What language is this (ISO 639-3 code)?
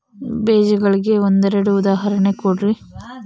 kan